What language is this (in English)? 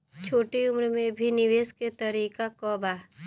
Bhojpuri